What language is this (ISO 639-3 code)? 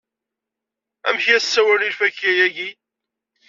kab